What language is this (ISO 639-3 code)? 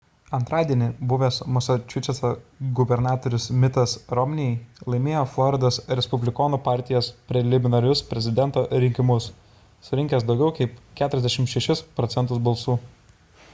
lit